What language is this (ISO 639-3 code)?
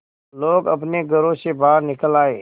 hin